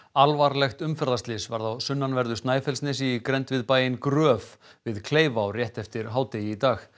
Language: Icelandic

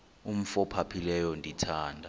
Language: Xhosa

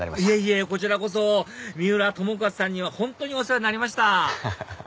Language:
Japanese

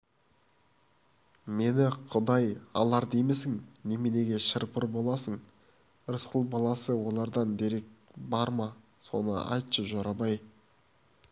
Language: Kazakh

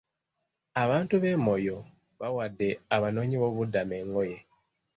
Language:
Ganda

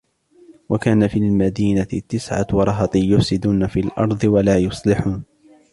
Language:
Arabic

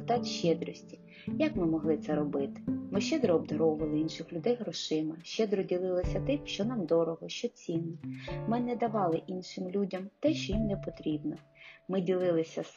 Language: Ukrainian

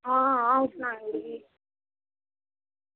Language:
Dogri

